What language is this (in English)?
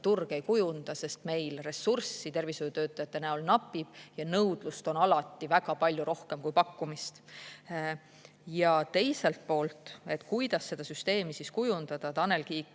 Estonian